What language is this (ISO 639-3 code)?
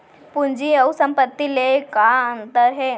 hne